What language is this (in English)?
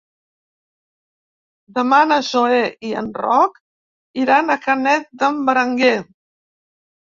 Catalan